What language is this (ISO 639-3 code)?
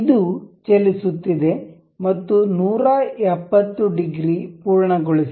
kan